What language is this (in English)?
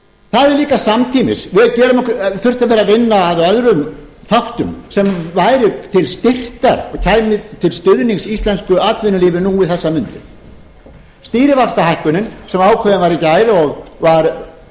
Icelandic